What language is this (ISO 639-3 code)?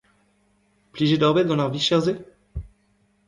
bre